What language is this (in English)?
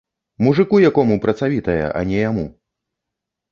Belarusian